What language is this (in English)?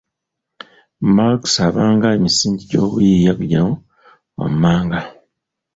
Ganda